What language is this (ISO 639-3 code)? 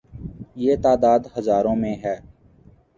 urd